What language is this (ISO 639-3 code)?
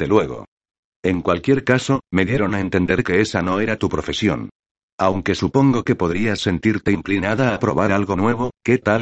spa